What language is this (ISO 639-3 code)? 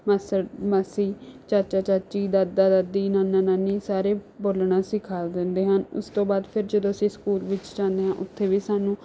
pan